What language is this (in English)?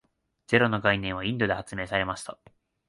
Japanese